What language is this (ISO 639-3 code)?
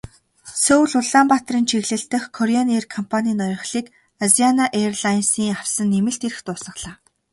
mon